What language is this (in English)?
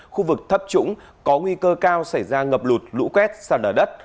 Vietnamese